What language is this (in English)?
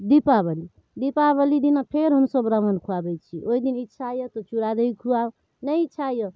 Maithili